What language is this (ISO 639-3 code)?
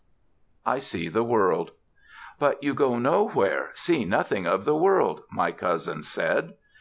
eng